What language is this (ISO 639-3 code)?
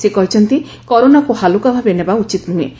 ori